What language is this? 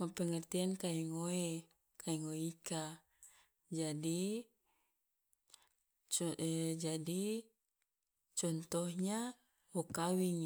Loloda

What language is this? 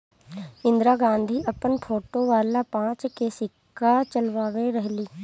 Bhojpuri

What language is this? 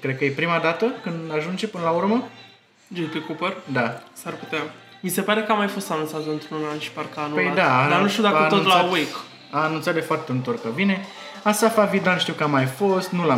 Romanian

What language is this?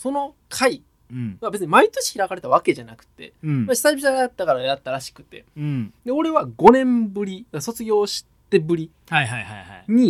Japanese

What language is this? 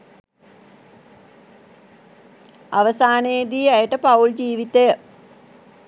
Sinhala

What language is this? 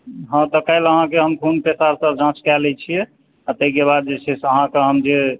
Maithili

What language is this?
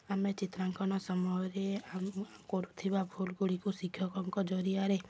Odia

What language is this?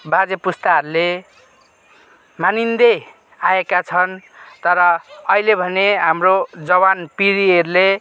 Nepali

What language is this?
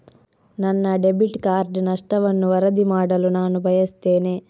Kannada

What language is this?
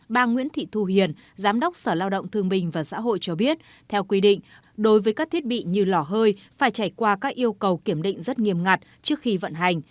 Vietnamese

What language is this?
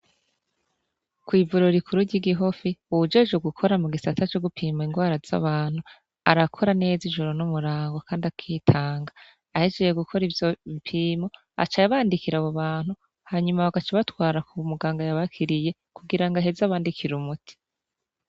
Rundi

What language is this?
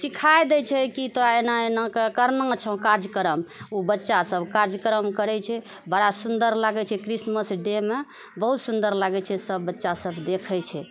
Maithili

